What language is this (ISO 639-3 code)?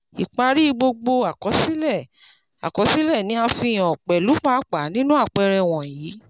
yor